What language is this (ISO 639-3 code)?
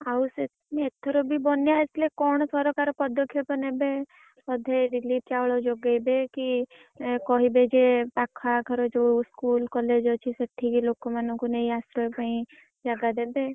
ori